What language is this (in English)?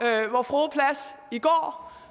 Danish